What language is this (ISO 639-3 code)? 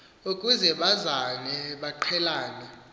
xho